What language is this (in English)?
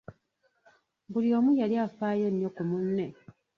Ganda